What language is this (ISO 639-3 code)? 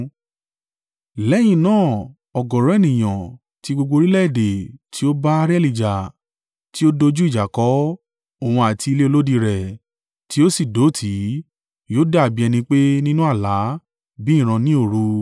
yor